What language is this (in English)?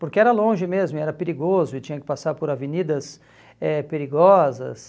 Portuguese